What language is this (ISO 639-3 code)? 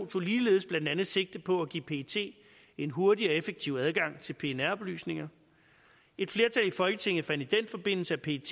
dan